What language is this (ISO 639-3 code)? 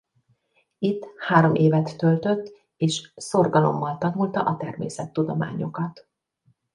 hun